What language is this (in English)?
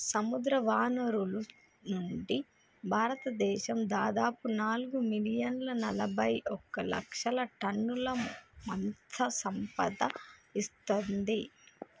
Telugu